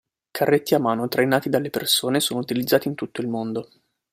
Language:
Italian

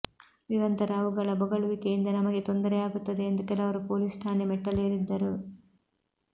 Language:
Kannada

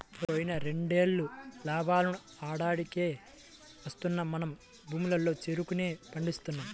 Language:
Telugu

